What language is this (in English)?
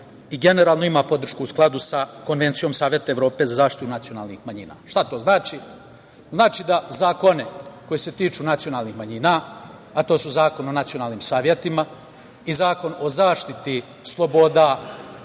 Serbian